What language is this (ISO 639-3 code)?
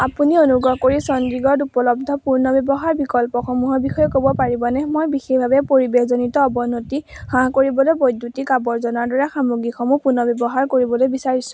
asm